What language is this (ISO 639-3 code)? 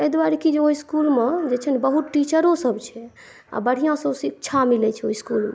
mai